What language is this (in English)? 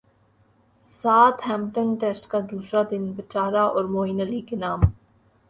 Urdu